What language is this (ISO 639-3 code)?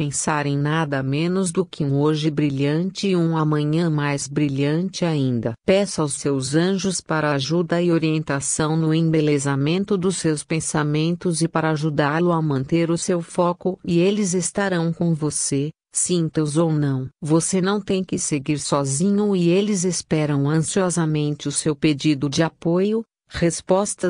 por